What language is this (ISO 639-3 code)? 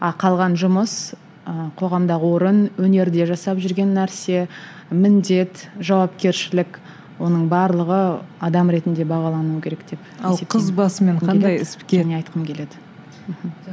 kaz